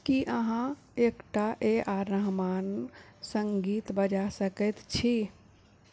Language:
Maithili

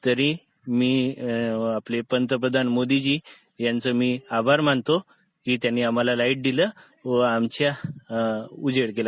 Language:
Marathi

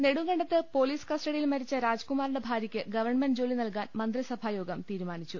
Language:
Malayalam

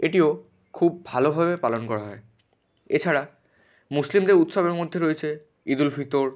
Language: Bangla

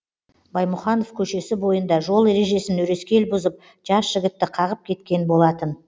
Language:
Kazakh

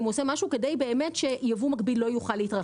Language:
Hebrew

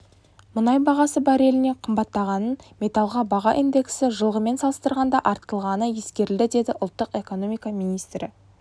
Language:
Kazakh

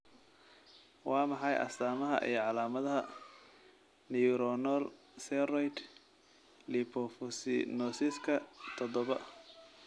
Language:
Somali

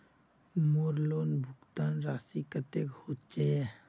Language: Magahi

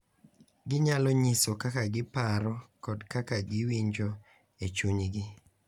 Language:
Luo (Kenya and Tanzania)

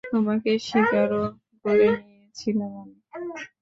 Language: Bangla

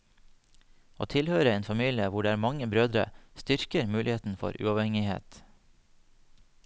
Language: Norwegian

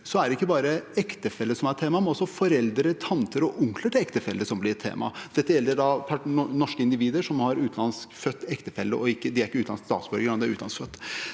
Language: Norwegian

